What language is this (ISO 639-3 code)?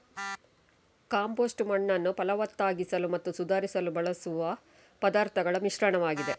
kan